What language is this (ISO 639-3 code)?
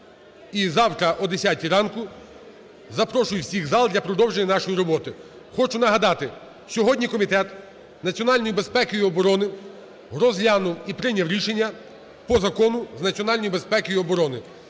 ukr